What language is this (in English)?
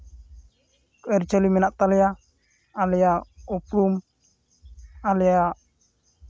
Santali